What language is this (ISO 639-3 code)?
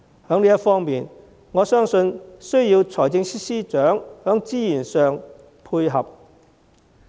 yue